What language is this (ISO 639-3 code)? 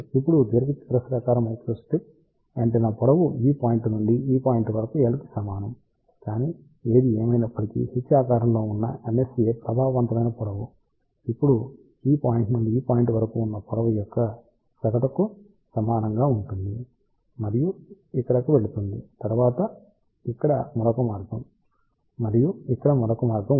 tel